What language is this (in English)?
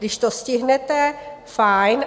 Czech